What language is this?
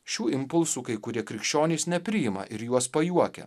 Lithuanian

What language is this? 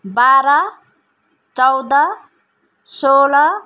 Nepali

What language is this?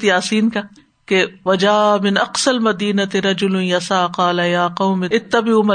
Urdu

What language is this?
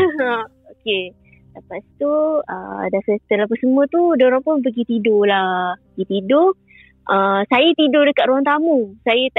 Malay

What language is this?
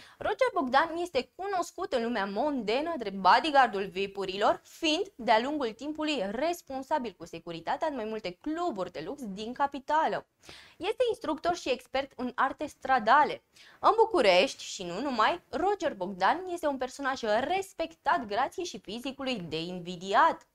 Romanian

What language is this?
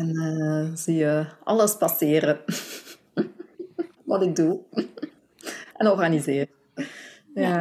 Dutch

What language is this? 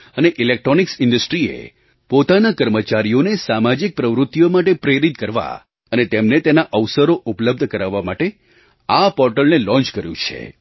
Gujarati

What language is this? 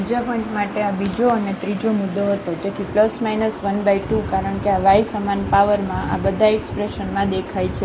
Gujarati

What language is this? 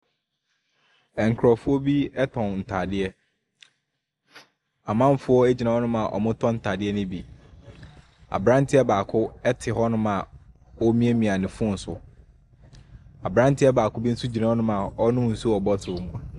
Akan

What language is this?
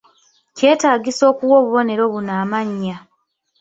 Ganda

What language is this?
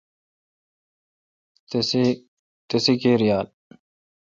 Kalkoti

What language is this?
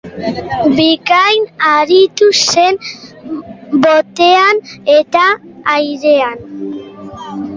Basque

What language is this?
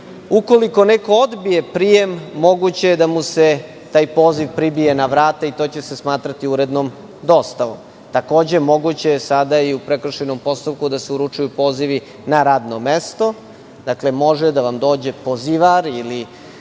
Serbian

